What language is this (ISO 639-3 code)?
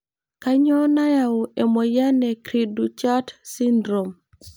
mas